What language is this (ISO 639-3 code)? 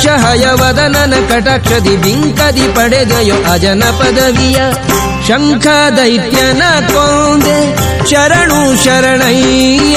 kan